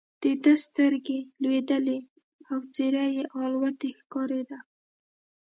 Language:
Pashto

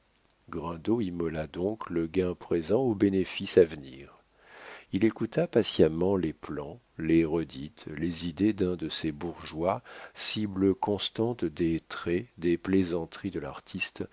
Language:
French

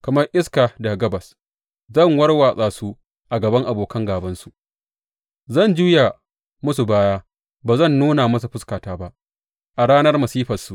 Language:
Hausa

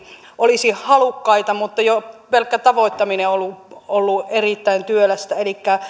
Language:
Finnish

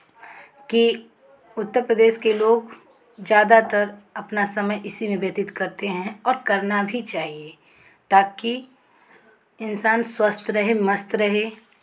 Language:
Hindi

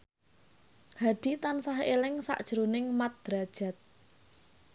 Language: Javanese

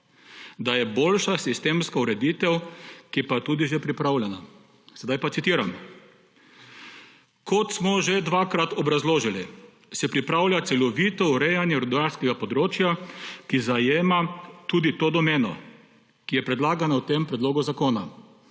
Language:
Slovenian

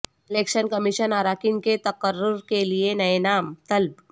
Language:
Urdu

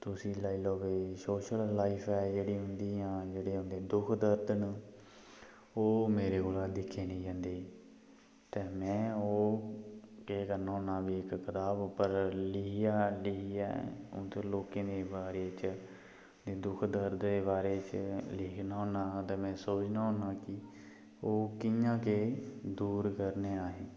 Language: Dogri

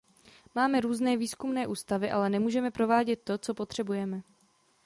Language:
Czech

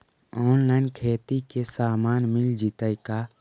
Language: Magahi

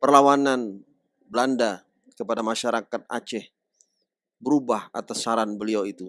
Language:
Indonesian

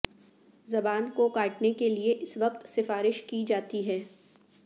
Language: Urdu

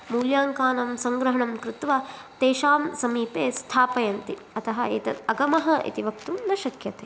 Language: Sanskrit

